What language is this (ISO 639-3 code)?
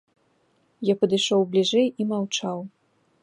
bel